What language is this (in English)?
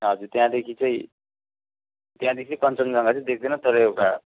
Nepali